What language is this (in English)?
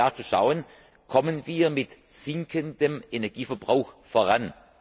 German